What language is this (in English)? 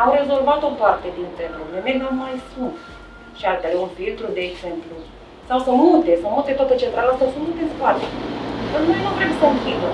Romanian